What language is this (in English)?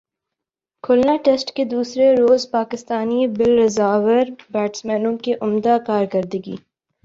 Urdu